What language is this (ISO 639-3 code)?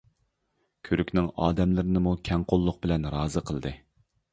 uig